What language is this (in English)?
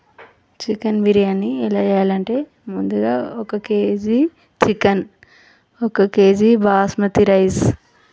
Telugu